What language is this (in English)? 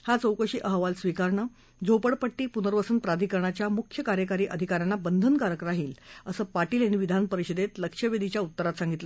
Marathi